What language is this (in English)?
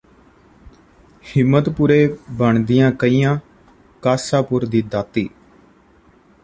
Punjabi